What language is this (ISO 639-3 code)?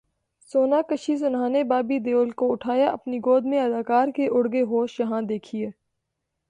urd